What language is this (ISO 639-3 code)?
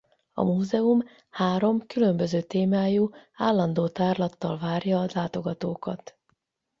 hun